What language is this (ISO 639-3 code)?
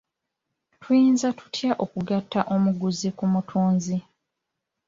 lug